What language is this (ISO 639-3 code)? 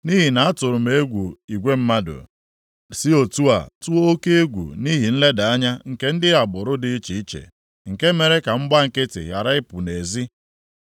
ibo